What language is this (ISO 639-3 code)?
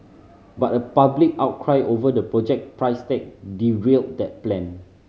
eng